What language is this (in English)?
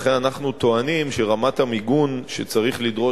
Hebrew